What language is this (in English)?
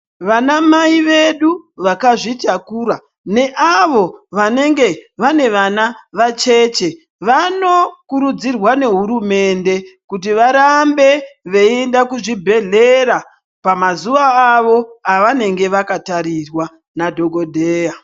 Ndau